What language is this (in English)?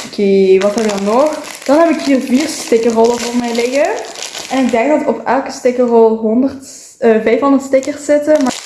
Dutch